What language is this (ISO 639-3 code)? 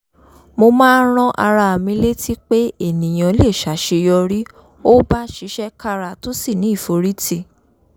yor